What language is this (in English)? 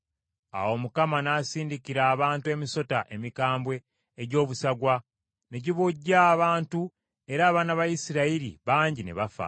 Ganda